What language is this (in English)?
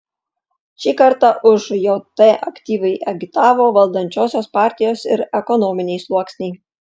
Lithuanian